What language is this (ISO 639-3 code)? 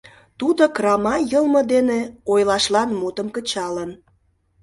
chm